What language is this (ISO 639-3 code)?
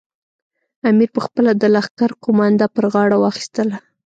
pus